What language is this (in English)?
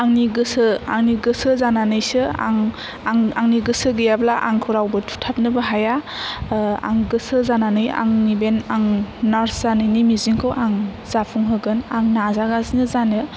Bodo